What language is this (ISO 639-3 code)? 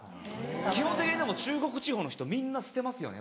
jpn